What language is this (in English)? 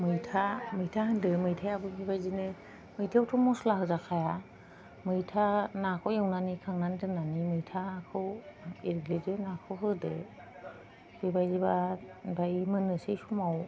Bodo